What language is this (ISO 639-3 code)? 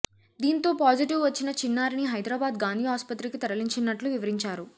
tel